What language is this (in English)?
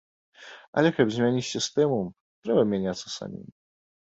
Belarusian